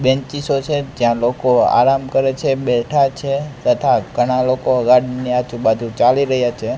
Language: Gujarati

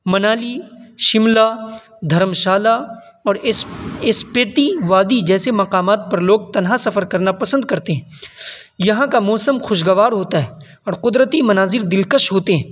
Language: Urdu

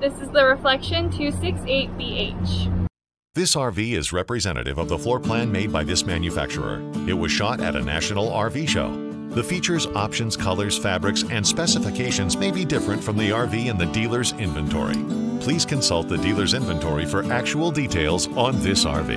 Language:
English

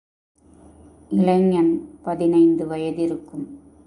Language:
Tamil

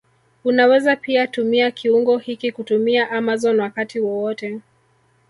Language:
Swahili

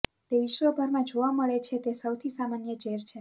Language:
Gujarati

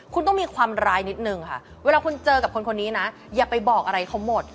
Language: Thai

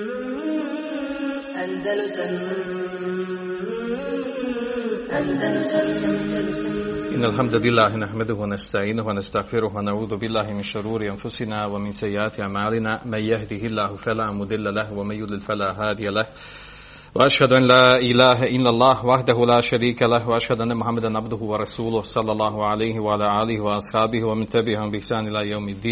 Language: Croatian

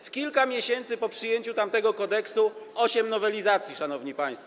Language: Polish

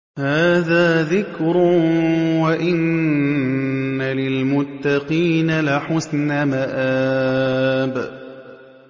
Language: Arabic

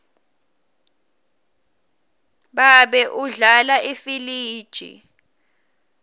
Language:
Swati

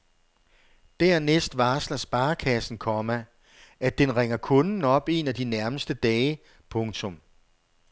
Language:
Danish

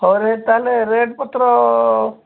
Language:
Odia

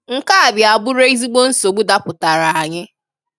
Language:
Igbo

